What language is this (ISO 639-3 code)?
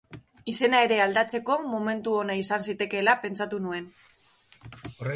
eus